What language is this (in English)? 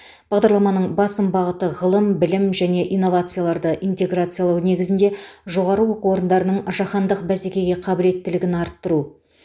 Kazakh